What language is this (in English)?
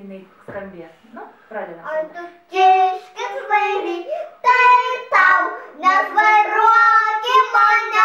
Lithuanian